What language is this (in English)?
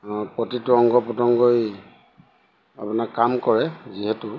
Assamese